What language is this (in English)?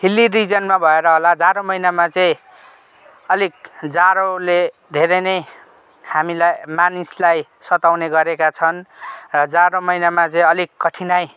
Nepali